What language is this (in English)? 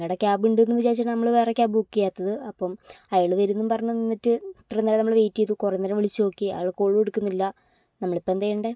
Malayalam